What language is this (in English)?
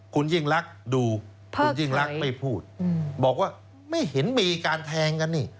Thai